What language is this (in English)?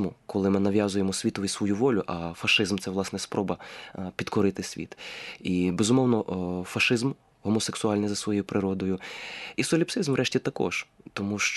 Ukrainian